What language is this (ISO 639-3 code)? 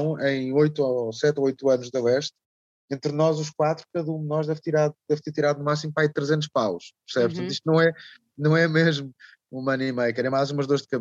por